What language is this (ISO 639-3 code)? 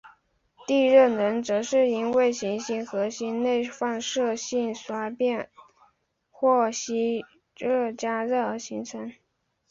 zho